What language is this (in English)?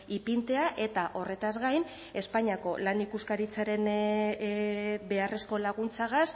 Basque